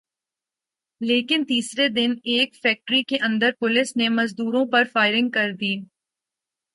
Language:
Urdu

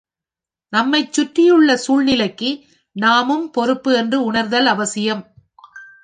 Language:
Tamil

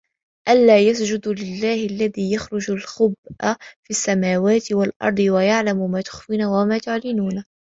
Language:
Arabic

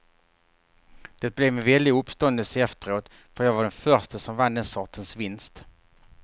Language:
Swedish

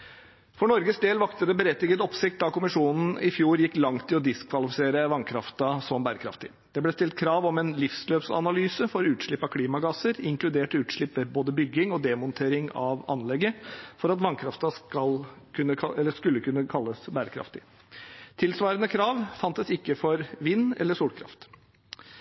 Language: Norwegian Bokmål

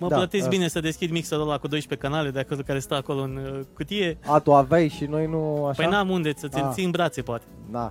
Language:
Romanian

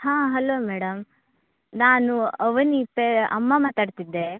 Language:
Kannada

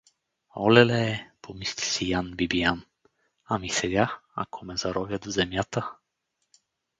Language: Bulgarian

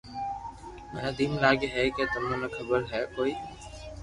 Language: Loarki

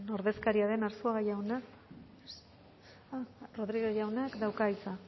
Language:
Basque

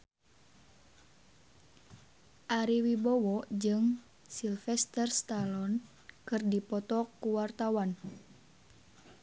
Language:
Sundanese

